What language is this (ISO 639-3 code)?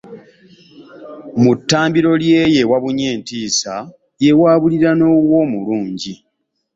lug